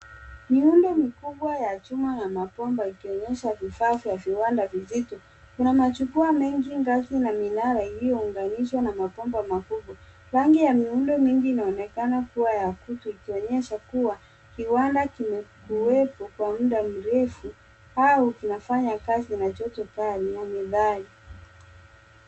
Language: Swahili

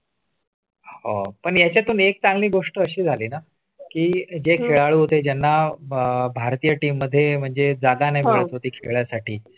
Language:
Marathi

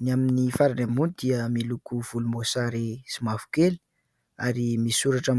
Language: Malagasy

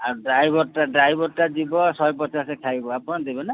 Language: Odia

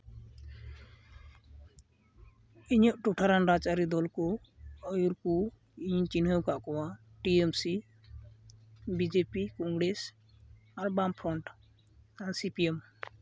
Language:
Santali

